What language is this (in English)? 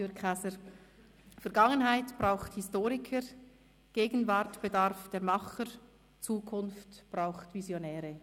Swiss German